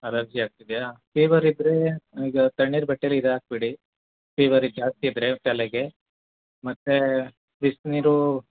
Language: Kannada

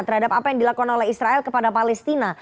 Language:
Indonesian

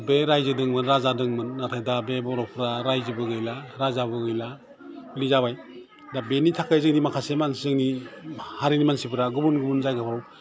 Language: Bodo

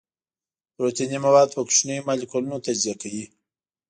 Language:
Pashto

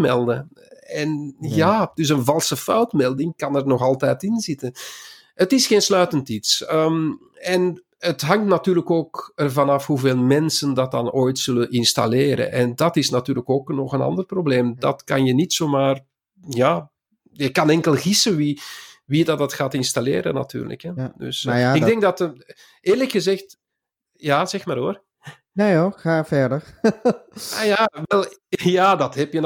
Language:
Dutch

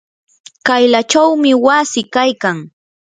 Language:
Yanahuanca Pasco Quechua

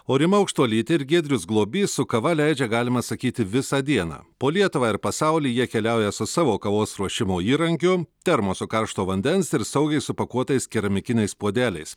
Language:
Lithuanian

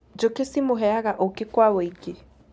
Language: Kikuyu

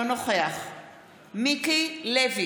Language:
Hebrew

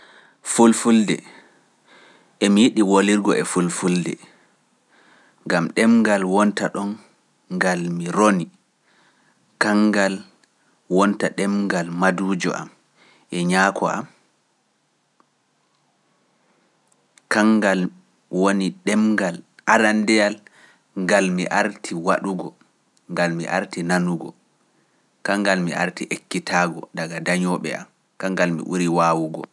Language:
Pular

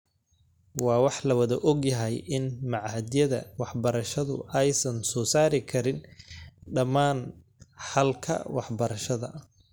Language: Somali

